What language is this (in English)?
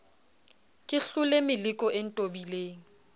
Southern Sotho